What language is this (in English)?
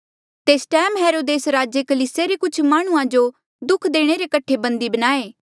Mandeali